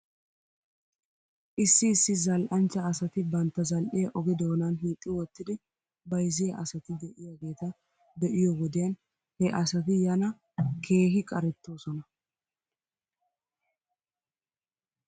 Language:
Wolaytta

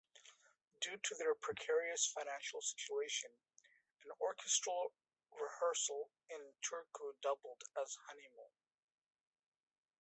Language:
English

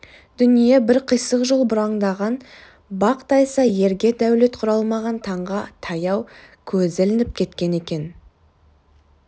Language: Kazakh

